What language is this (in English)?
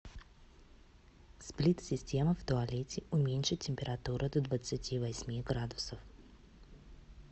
Russian